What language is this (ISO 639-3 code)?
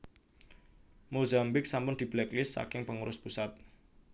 jav